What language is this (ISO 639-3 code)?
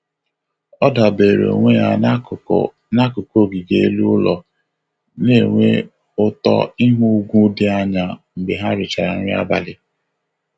ibo